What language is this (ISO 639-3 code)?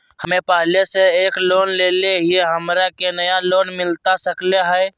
mag